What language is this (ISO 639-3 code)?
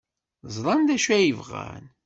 kab